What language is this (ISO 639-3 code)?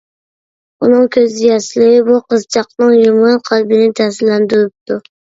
uig